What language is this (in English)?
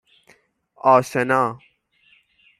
Persian